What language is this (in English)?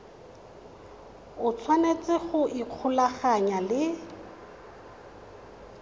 Tswana